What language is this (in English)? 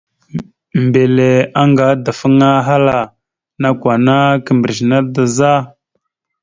Mada (Cameroon)